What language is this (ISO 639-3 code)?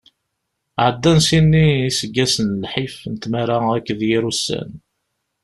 kab